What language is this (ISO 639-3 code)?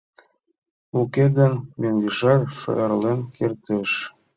chm